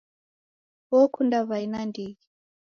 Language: Taita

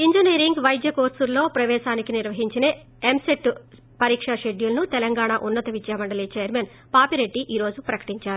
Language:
Telugu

